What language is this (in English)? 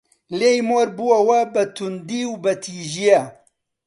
Central Kurdish